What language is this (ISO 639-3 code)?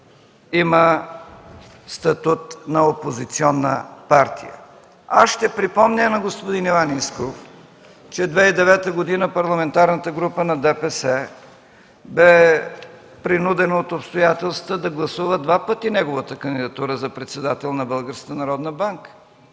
bul